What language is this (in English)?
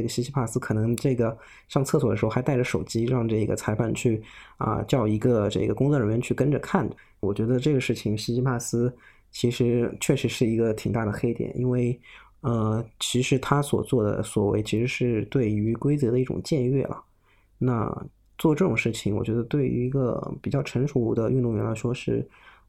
Chinese